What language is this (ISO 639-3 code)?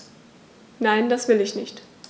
deu